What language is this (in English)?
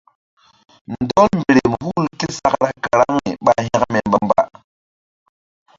Mbum